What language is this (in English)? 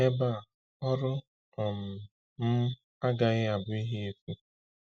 Igbo